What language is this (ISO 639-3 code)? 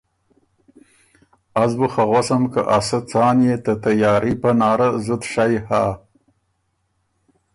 oru